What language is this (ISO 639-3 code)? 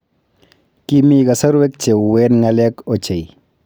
kln